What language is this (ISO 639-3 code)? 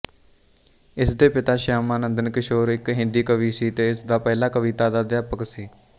pan